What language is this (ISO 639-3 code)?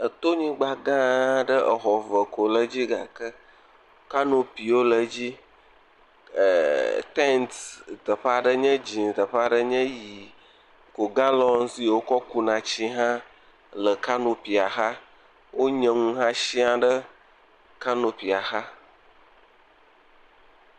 ewe